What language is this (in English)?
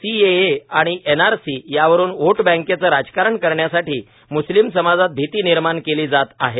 Marathi